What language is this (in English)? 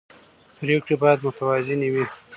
Pashto